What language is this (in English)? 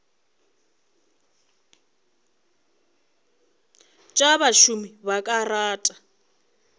Northern Sotho